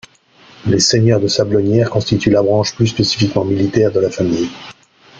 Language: French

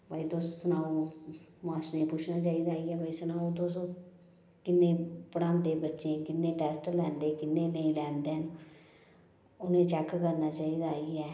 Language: Dogri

